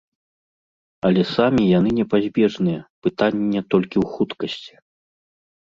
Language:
Belarusian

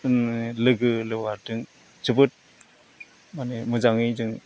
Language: Bodo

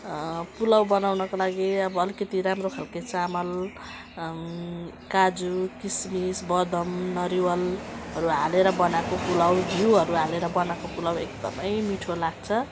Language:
Nepali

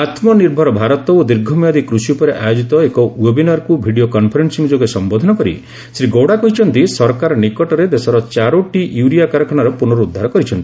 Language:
Odia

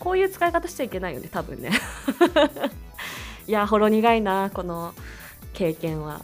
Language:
Japanese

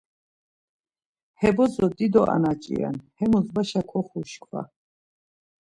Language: Laz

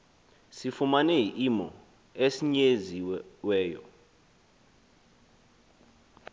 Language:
Xhosa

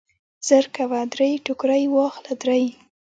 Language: Pashto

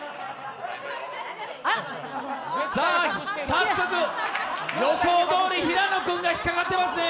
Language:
Japanese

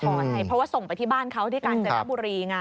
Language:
Thai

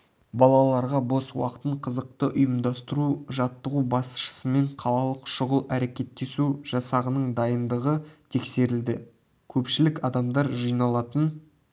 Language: Kazakh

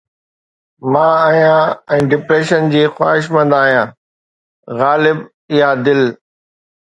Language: Sindhi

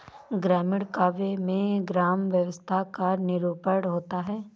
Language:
Hindi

